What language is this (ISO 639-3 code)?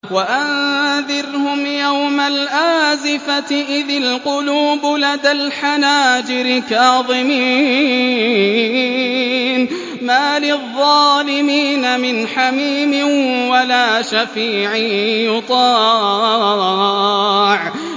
ara